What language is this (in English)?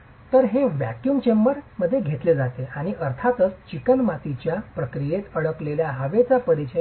Marathi